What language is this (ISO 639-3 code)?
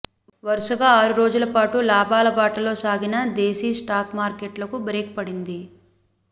tel